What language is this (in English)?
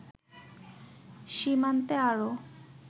Bangla